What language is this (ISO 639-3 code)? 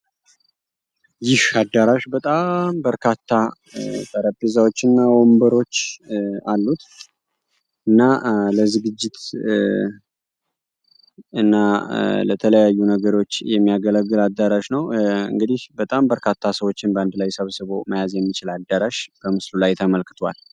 amh